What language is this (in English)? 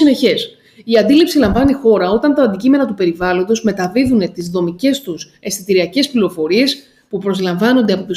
Greek